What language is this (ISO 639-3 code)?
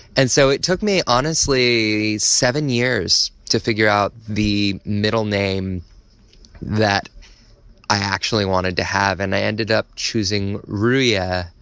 eng